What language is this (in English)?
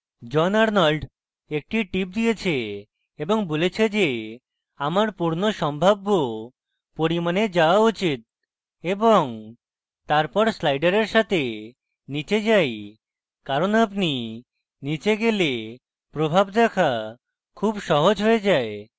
Bangla